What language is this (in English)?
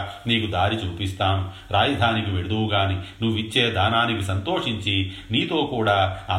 Telugu